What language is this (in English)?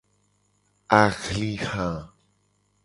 Gen